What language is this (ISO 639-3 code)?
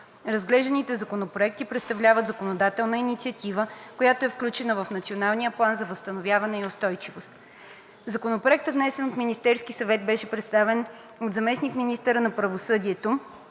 bul